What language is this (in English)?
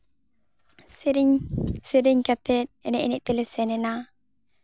Santali